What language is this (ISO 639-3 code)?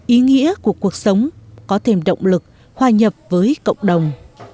vie